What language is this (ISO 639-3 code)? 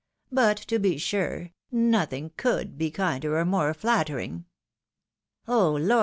eng